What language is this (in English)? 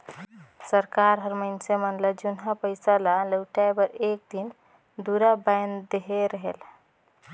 Chhattisgarhi